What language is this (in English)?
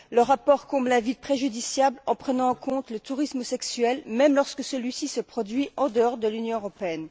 French